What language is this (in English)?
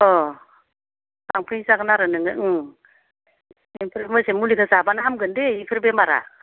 Bodo